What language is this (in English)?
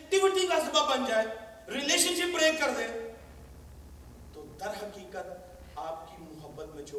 Urdu